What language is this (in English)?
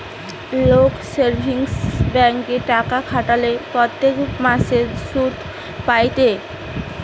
Bangla